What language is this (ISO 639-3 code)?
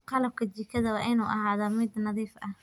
som